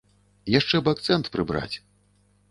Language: Belarusian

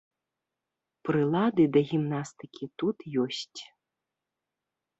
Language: Belarusian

